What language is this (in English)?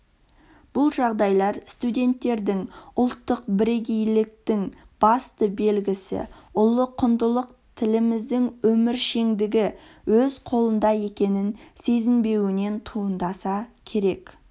Kazakh